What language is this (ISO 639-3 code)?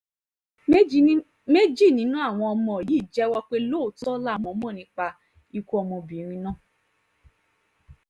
yor